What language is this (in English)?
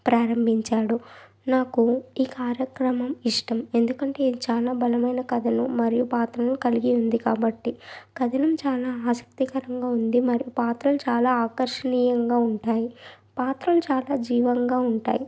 Telugu